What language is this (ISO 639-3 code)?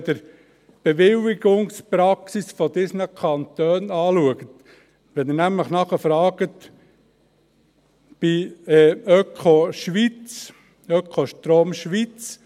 gsw